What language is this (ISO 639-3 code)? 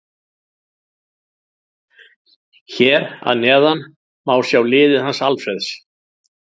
isl